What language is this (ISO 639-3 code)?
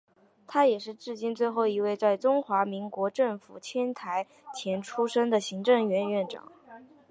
zho